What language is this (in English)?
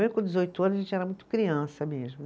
Portuguese